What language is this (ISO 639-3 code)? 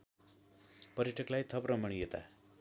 nep